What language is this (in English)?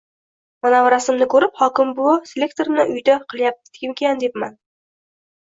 Uzbek